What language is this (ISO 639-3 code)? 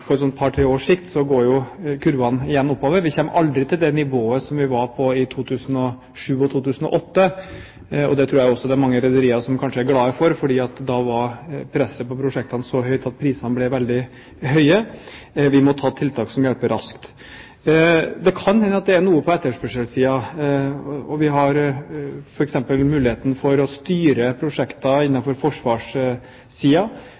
nob